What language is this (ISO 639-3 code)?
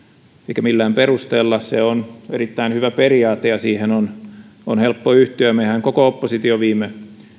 fin